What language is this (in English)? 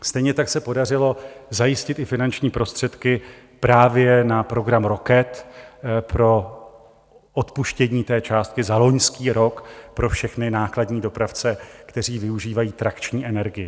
Czech